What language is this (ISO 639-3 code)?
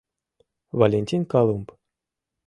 chm